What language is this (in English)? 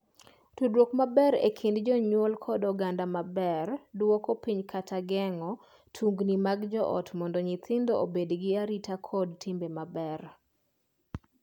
Luo (Kenya and Tanzania)